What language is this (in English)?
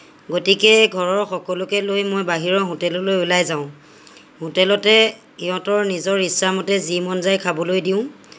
Assamese